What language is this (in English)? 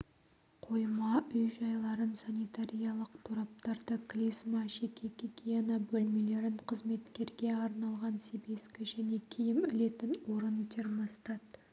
Kazakh